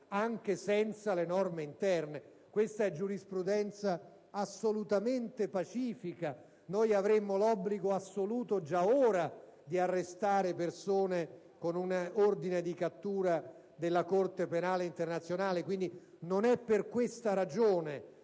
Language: Italian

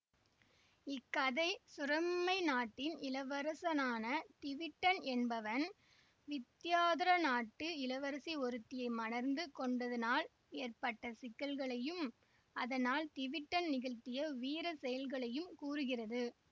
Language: Tamil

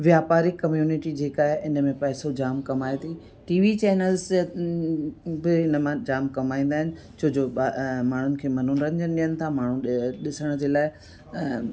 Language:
Sindhi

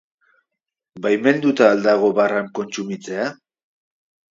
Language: Basque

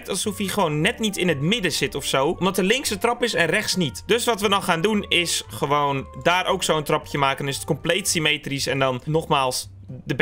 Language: Dutch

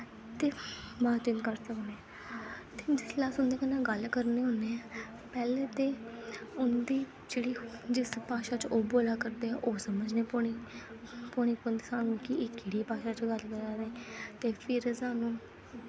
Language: Dogri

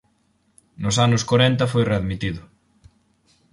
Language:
Galician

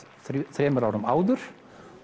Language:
Icelandic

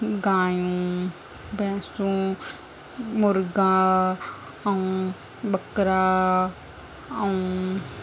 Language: Sindhi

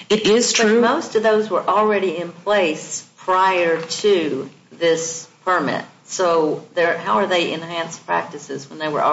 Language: English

